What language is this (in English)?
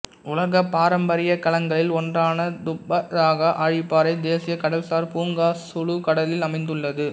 Tamil